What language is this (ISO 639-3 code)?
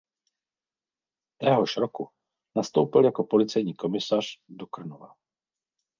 ces